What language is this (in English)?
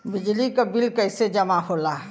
Bhojpuri